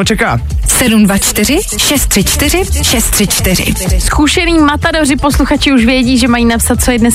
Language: Czech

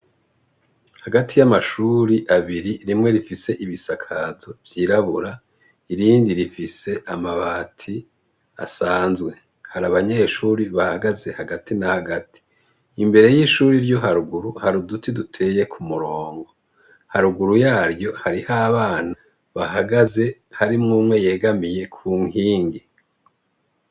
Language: Rundi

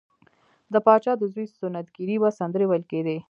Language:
Pashto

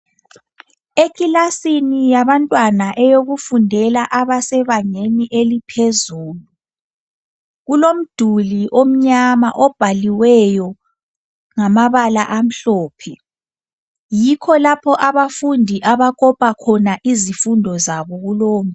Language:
North Ndebele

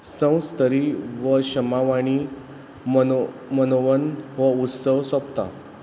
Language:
Konkani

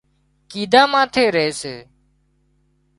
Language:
Wadiyara Koli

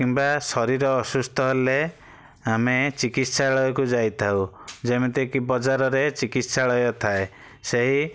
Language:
Odia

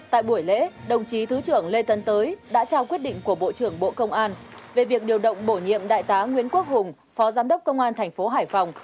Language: Vietnamese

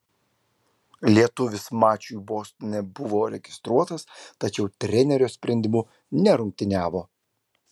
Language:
Lithuanian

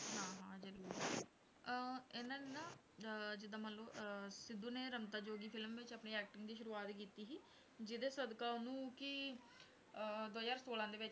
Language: Punjabi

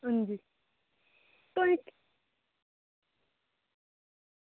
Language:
Dogri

